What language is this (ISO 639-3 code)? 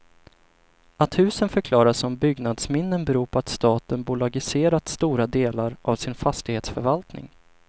swe